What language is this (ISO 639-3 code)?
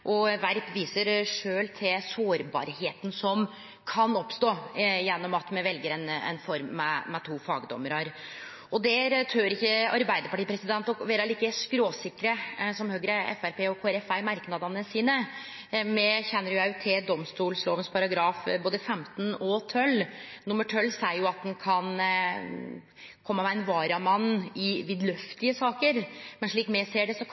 nno